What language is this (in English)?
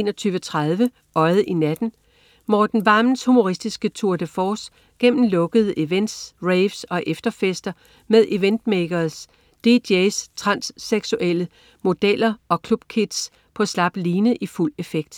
Danish